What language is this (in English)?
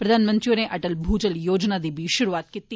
Dogri